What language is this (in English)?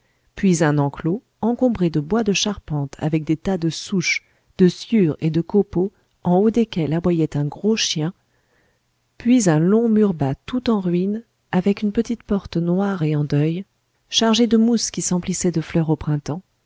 French